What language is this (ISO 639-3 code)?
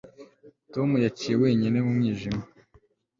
kin